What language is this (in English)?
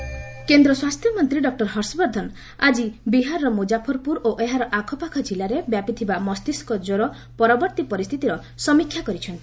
Odia